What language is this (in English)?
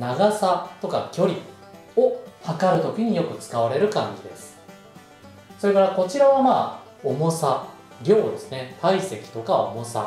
Japanese